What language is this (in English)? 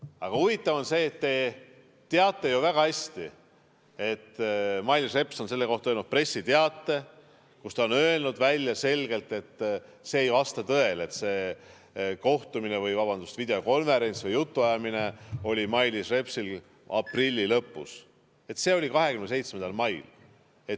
Estonian